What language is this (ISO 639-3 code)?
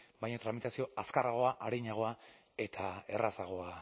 eus